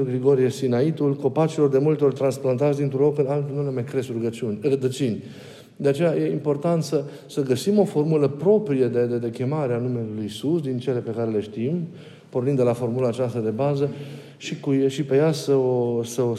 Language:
Romanian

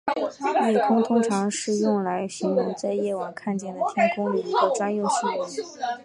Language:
Chinese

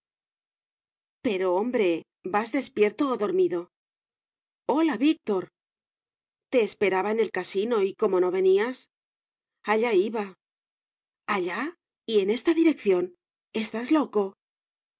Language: Spanish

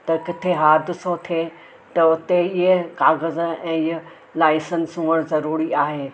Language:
Sindhi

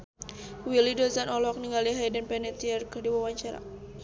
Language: Sundanese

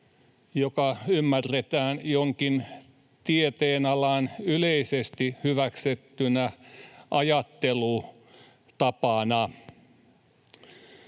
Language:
Finnish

